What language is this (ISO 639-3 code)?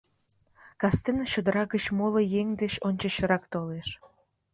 chm